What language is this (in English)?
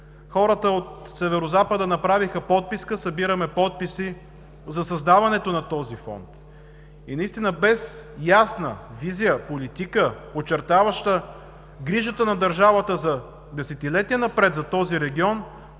Bulgarian